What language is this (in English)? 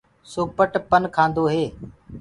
Gurgula